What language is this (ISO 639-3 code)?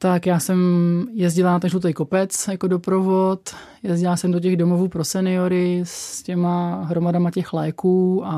ces